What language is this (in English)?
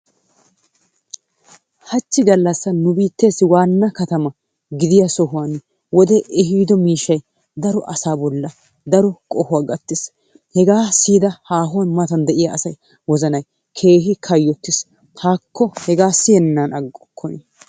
Wolaytta